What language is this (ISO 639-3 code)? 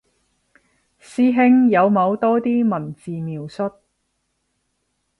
yue